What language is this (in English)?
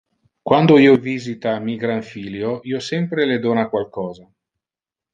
Interlingua